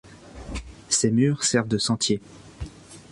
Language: French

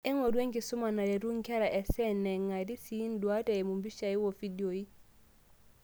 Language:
Masai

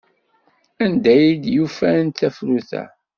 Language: Kabyle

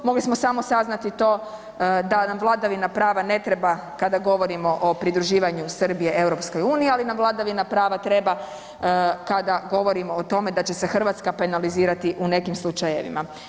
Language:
Croatian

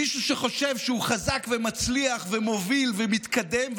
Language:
Hebrew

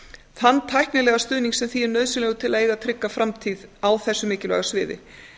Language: Icelandic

